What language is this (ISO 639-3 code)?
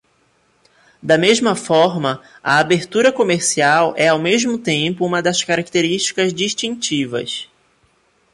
por